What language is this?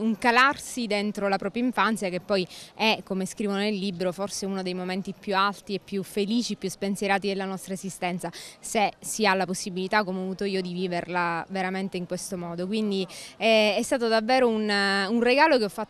Italian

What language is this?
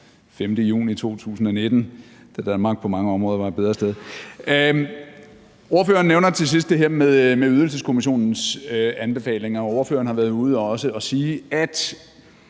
Danish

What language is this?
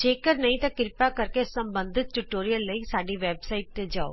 Punjabi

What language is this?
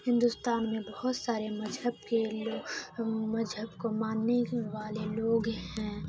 Urdu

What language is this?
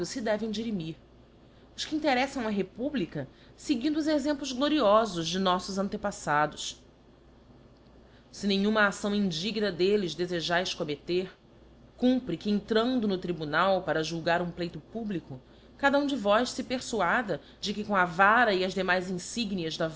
Portuguese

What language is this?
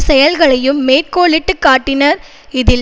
Tamil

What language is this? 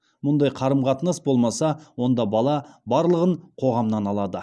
Kazakh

